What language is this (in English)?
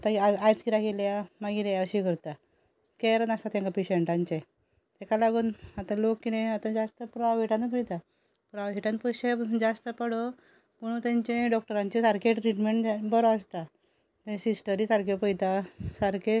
Konkani